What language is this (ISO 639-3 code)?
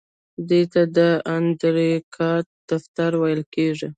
pus